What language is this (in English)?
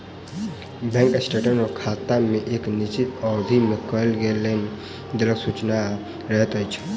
Maithili